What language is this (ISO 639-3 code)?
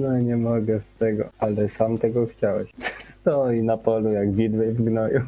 pol